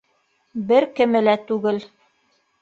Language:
Bashkir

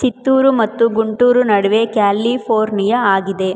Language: Kannada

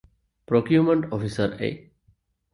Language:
Divehi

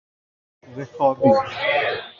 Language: Persian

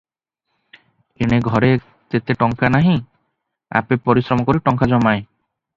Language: Odia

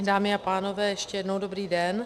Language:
Czech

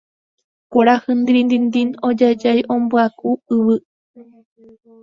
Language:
Guarani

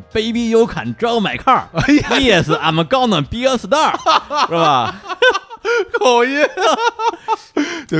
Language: Chinese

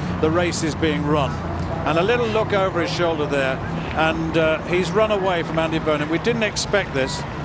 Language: English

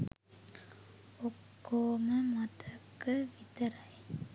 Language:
Sinhala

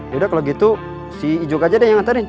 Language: Indonesian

